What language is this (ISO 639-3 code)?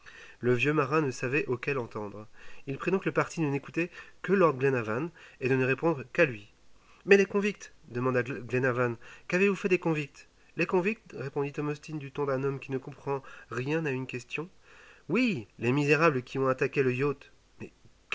fra